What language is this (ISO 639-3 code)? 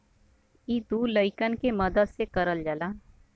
bho